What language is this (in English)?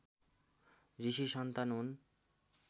Nepali